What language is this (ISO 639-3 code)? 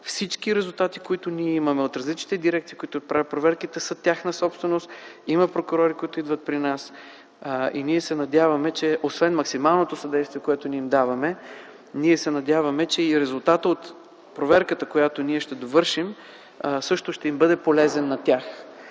bul